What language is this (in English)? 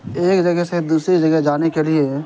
Urdu